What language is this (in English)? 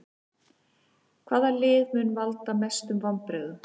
Icelandic